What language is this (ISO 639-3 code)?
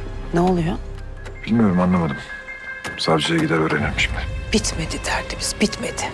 tur